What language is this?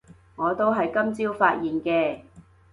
Cantonese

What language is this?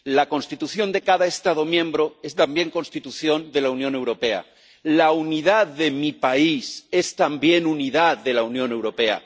Spanish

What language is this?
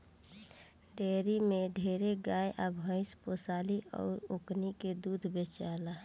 Bhojpuri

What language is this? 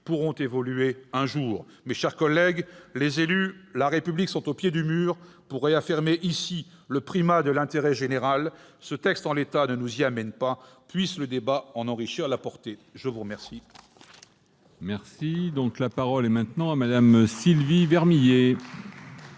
French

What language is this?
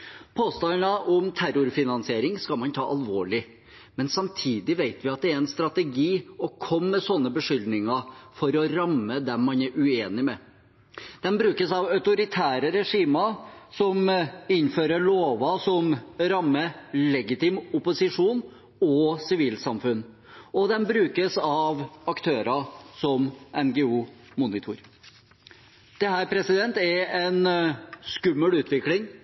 Norwegian Bokmål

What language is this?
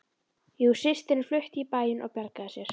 Icelandic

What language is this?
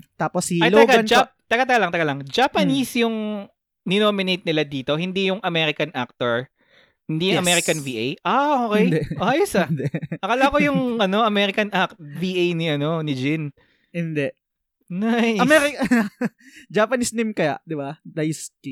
Filipino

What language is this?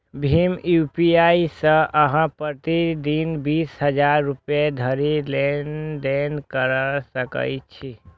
Maithili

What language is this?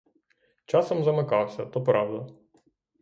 Ukrainian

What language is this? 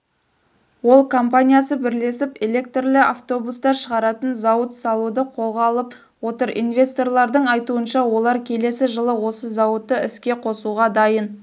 Kazakh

